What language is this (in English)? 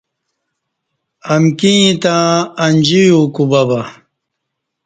Kati